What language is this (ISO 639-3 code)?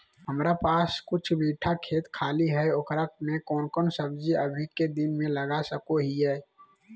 mag